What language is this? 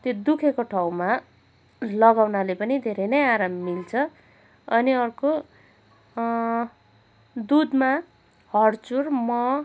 Nepali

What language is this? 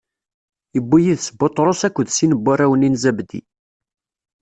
Kabyle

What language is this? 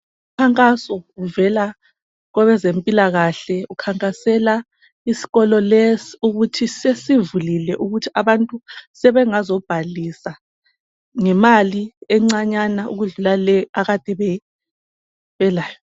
North Ndebele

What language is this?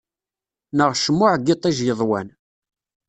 Kabyle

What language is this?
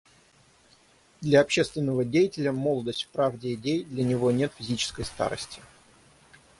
Russian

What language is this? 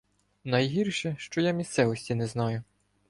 Ukrainian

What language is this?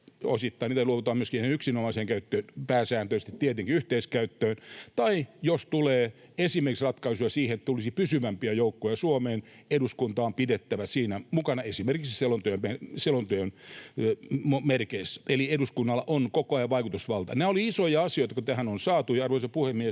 Finnish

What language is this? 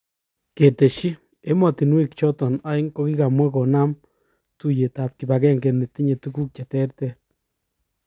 Kalenjin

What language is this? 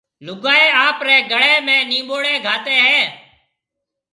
Marwari (Pakistan)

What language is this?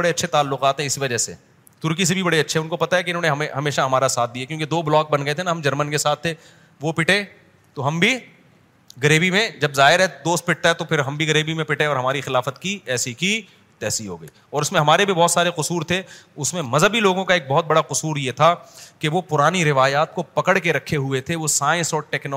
Urdu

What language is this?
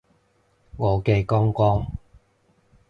Cantonese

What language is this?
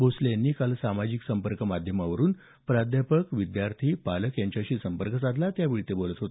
Marathi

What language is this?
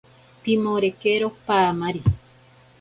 Ashéninka Perené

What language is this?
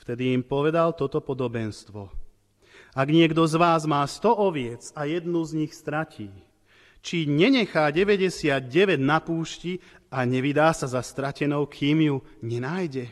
Slovak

